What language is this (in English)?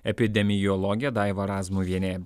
Lithuanian